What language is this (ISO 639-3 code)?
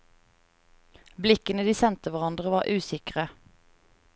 nor